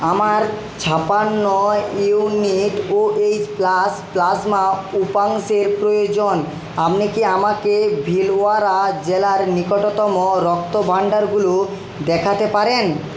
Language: Bangla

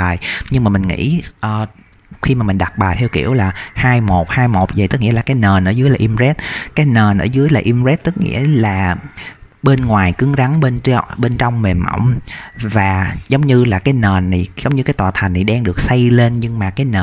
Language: Vietnamese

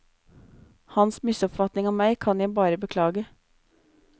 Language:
Norwegian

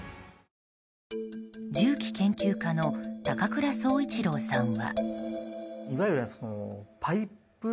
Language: Japanese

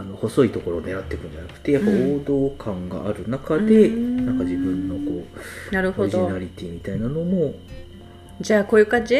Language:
Japanese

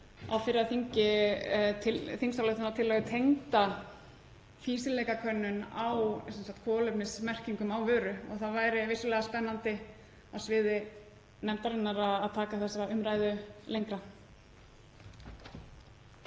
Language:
Icelandic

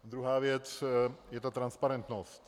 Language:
Czech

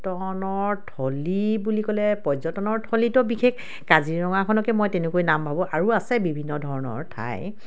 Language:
Assamese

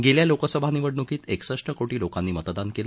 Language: Marathi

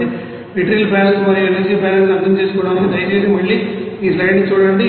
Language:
Telugu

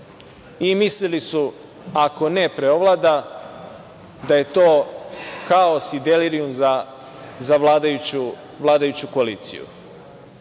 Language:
Serbian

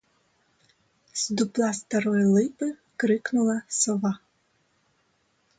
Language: Ukrainian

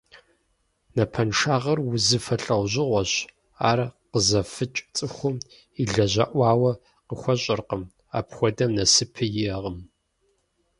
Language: Kabardian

